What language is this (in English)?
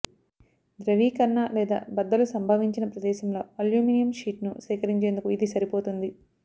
Telugu